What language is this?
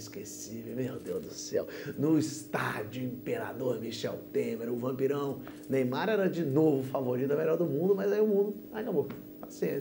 Portuguese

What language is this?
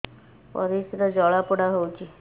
Odia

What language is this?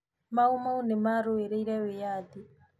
Kikuyu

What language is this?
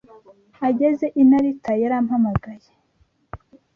Kinyarwanda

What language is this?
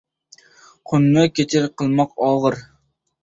Uzbek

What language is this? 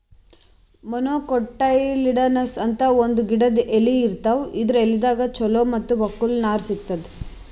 Kannada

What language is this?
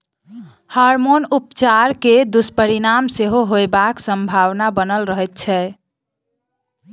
Maithili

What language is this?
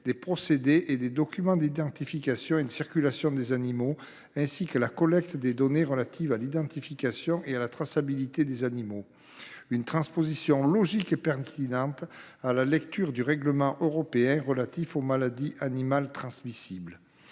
French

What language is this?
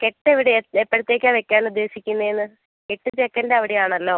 Malayalam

